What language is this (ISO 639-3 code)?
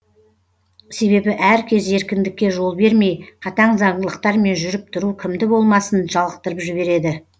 kaz